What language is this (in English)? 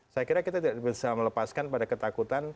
Indonesian